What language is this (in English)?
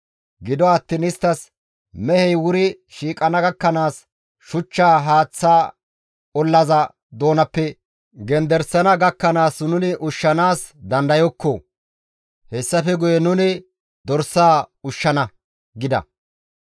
Gamo